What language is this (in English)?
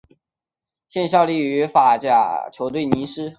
Chinese